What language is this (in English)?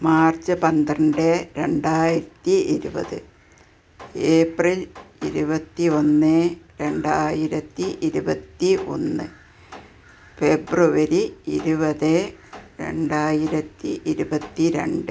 Malayalam